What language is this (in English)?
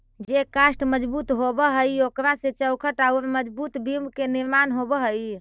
Magahi